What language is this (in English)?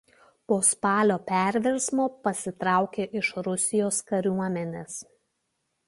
Lithuanian